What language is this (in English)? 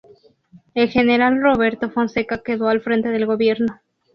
Spanish